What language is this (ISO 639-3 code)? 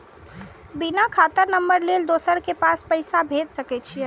mai